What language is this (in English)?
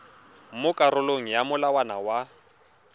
Tswana